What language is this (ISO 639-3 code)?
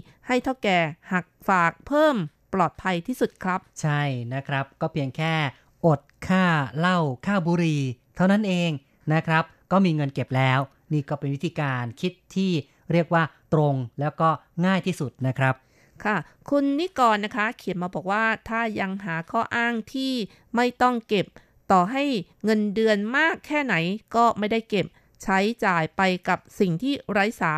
tha